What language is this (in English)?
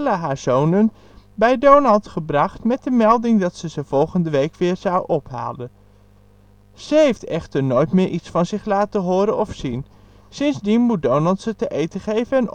Dutch